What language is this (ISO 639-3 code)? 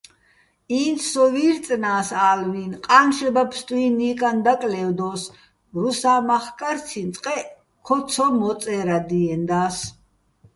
bbl